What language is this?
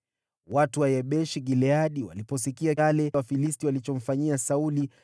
Swahili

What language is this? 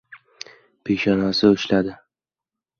Uzbek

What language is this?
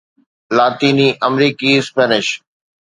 Sindhi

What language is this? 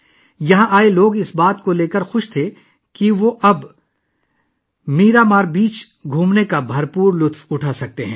Urdu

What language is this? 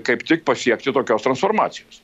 Lithuanian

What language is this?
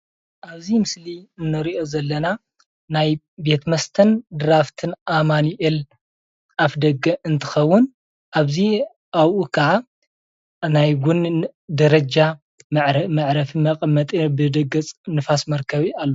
Tigrinya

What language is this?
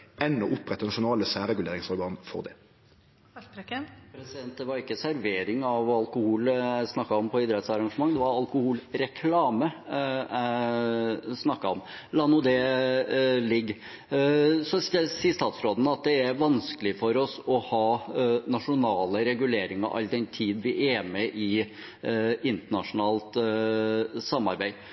Norwegian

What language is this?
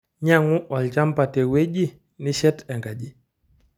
Masai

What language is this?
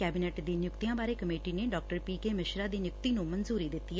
Punjabi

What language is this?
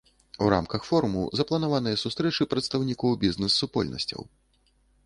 Belarusian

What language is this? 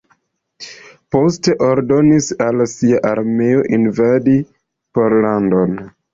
Esperanto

